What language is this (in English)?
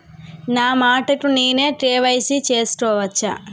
Telugu